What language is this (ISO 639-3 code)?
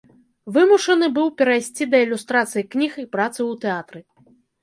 bel